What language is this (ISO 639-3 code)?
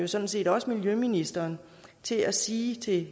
dan